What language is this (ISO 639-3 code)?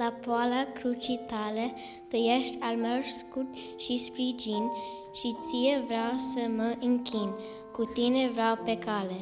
ron